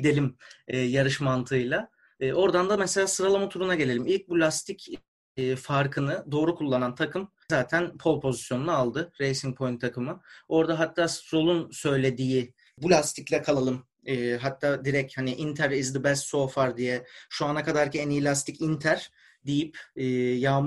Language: Turkish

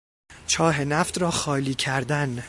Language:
Persian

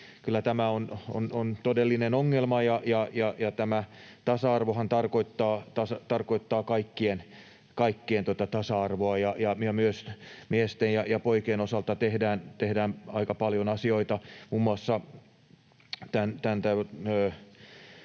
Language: Finnish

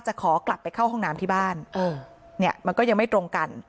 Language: Thai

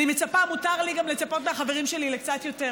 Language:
Hebrew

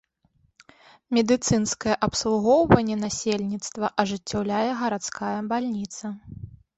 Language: Belarusian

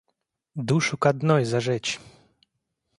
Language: Russian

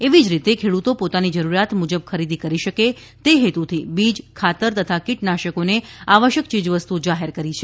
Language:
Gujarati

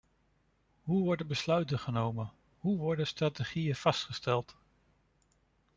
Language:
Dutch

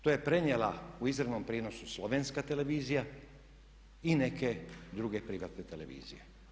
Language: Croatian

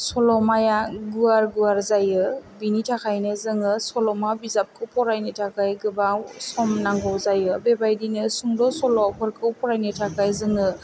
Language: Bodo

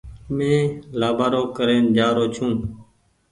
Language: Goaria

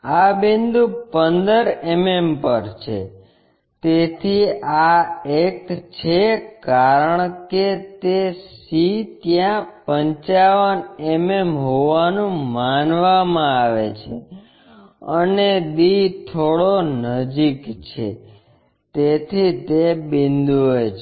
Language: Gujarati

